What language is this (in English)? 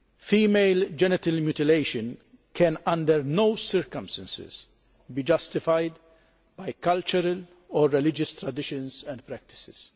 English